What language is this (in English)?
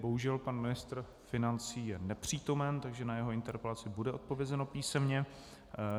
Czech